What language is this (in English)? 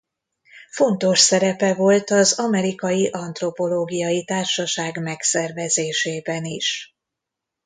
Hungarian